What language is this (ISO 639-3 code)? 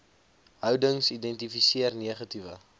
afr